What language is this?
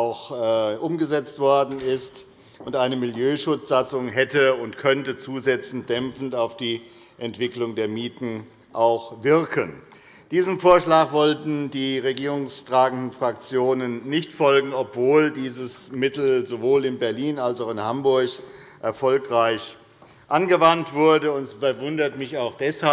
German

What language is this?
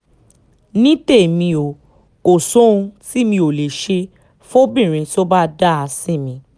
Yoruba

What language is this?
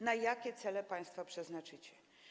Polish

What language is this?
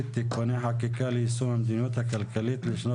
Hebrew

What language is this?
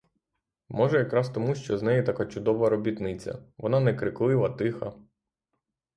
Ukrainian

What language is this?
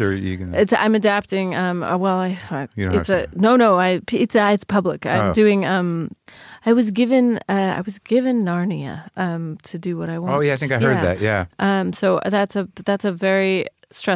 English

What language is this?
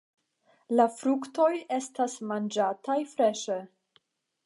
Esperanto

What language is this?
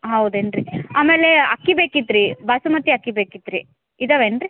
Kannada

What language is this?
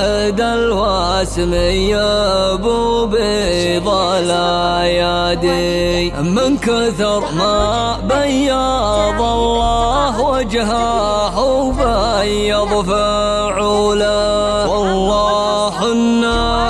Arabic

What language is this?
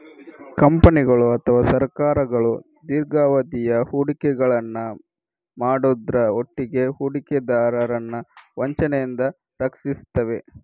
Kannada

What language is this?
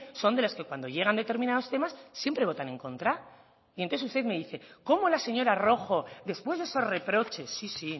Spanish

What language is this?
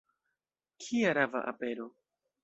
Esperanto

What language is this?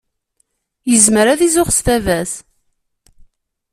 Kabyle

